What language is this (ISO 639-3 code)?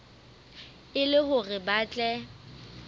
sot